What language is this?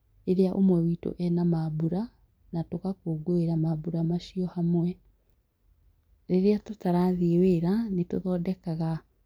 Kikuyu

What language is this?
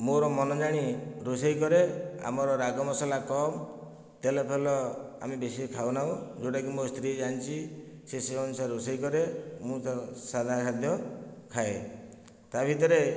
Odia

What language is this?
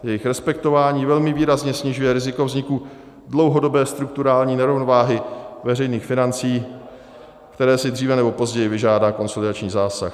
Czech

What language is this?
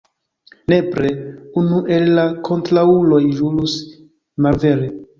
Esperanto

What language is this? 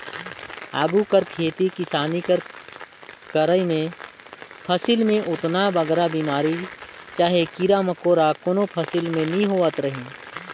Chhattisgarhi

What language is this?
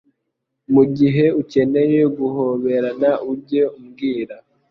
Kinyarwanda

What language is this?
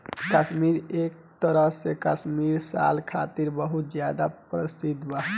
Bhojpuri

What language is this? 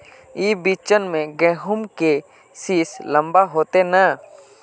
Magahi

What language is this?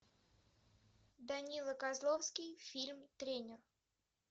Russian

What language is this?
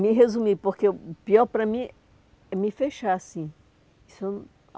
Portuguese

